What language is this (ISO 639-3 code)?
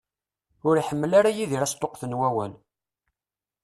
kab